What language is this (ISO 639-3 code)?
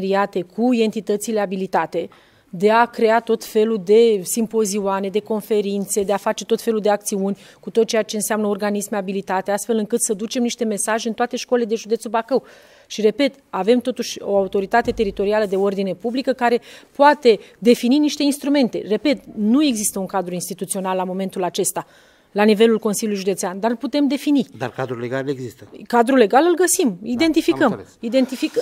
ron